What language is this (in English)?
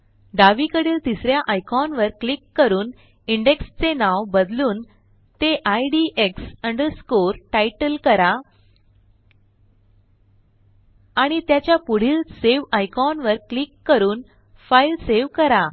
Marathi